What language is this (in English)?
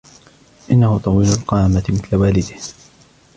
Arabic